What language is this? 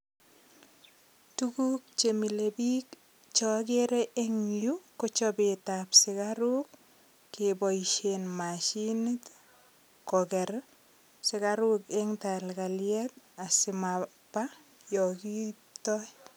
Kalenjin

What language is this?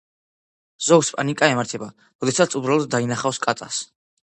Georgian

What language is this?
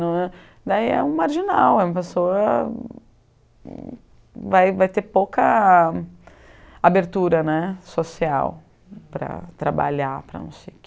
Portuguese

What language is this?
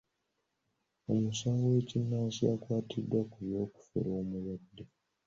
Ganda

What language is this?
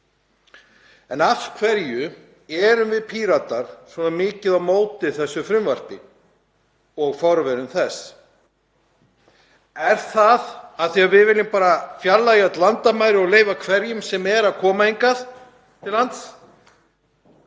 Icelandic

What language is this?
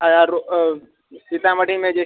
Maithili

